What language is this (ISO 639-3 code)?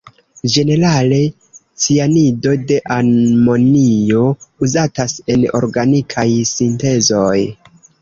epo